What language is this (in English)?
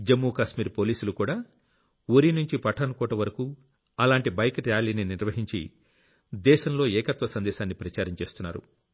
Telugu